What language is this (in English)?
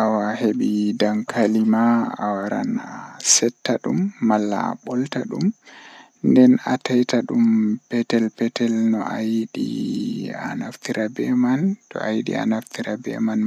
Western Niger Fulfulde